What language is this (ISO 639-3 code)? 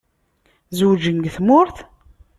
kab